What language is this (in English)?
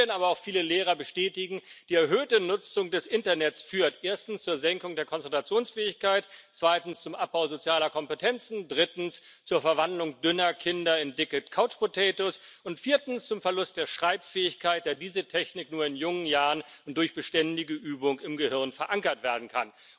German